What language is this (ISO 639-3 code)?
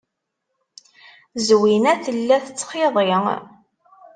kab